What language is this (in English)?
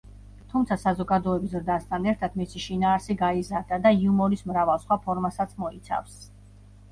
Georgian